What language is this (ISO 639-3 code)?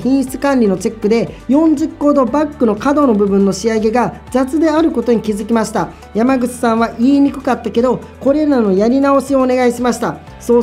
jpn